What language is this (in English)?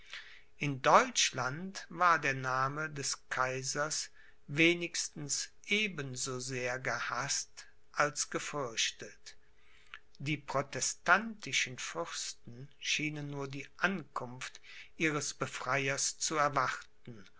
German